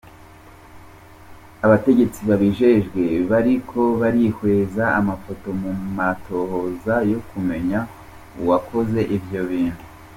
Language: Kinyarwanda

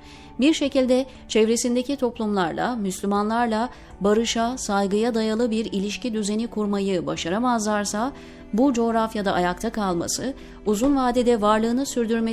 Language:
Turkish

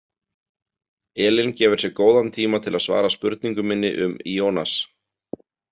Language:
Icelandic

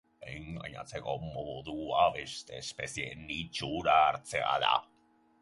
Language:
Basque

